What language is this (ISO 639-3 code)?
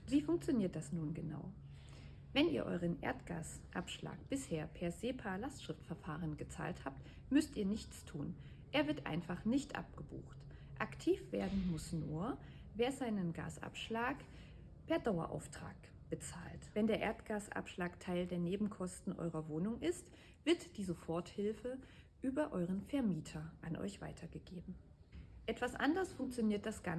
deu